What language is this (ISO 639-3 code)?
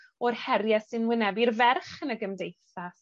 cym